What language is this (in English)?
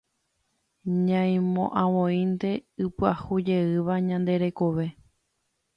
Guarani